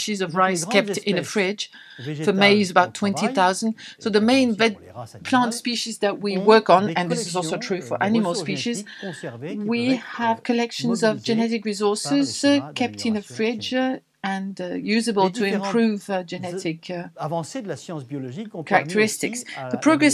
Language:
English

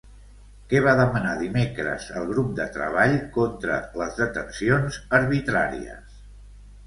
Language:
Catalan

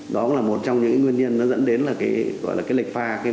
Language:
Vietnamese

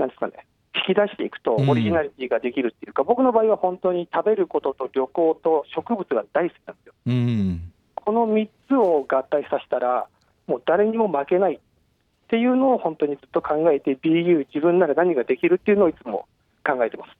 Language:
Japanese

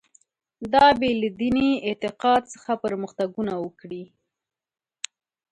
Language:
Pashto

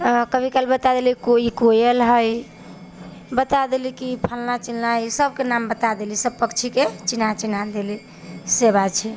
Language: Maithili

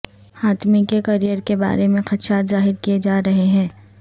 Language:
Urdu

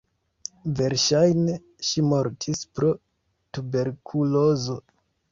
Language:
Esperanto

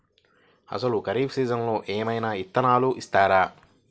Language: Telugu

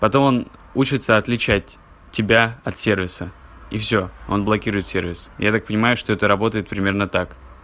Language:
Russian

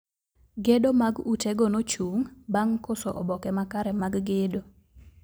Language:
Luo (Kenya and Tanzania)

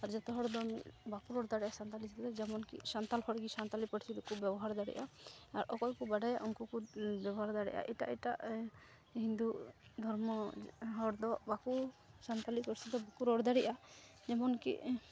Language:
Santali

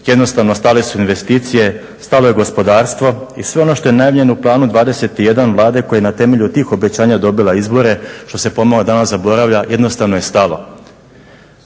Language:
Croatian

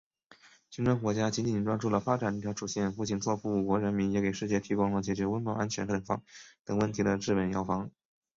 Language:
Chinese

